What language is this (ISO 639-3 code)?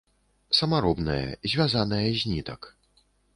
bel